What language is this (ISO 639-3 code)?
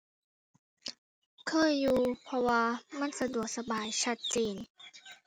tha